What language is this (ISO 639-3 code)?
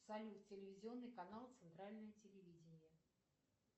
rus